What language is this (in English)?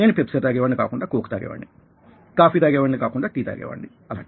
Telugu